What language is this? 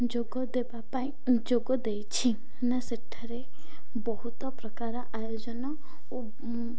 Odia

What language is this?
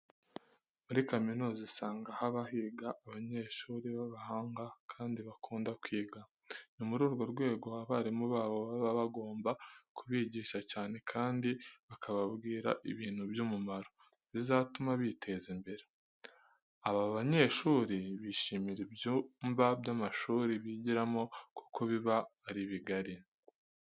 Kinyarwanda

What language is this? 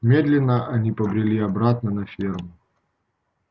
Russian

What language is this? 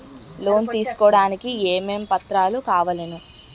Telugu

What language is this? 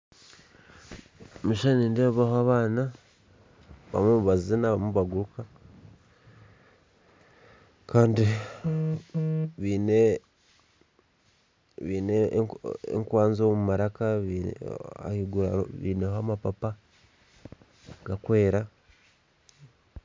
Nyankole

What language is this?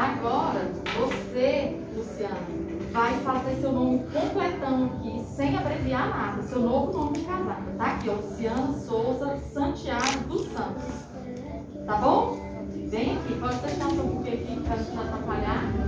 Portuguese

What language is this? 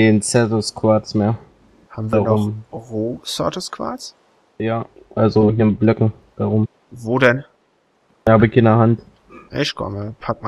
German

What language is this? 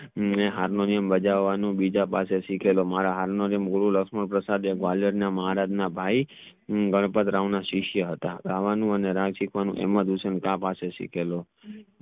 Gujarati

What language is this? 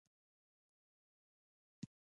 Pashto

